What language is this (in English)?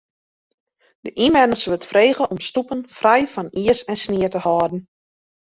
Western Frisian